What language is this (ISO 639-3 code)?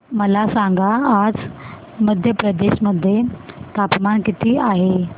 mar